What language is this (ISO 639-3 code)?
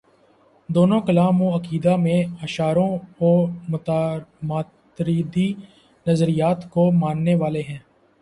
urd